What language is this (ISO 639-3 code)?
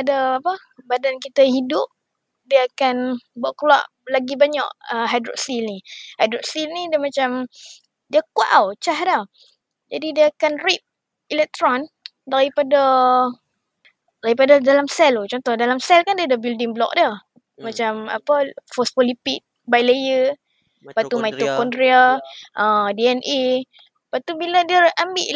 msa